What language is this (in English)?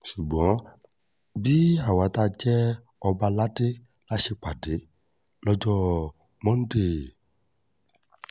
Yoruba